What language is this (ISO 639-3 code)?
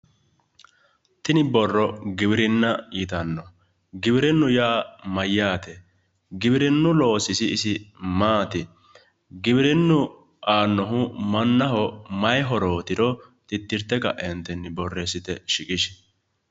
sid